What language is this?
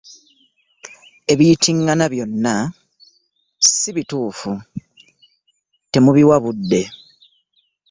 Ganda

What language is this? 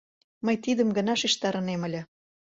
Mari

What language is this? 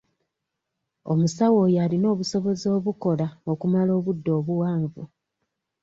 Ganda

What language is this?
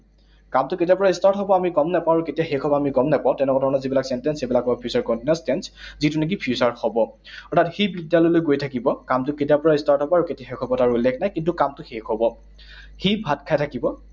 Assamese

